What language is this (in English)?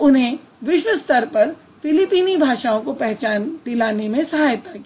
Hindi